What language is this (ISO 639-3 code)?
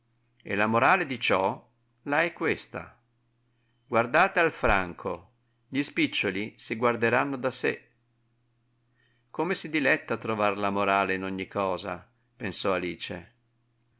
ita